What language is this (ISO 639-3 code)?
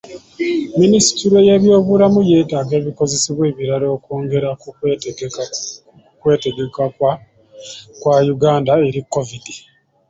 lug